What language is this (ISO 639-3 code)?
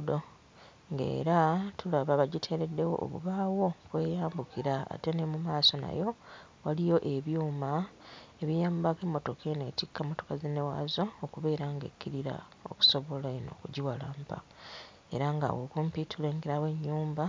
lug